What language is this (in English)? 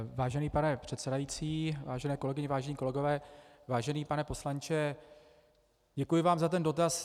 Czech